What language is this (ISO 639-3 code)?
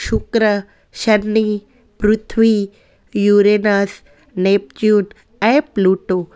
snd